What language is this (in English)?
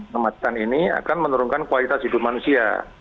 Indonesian